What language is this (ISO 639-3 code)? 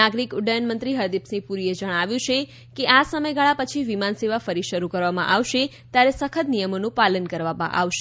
guj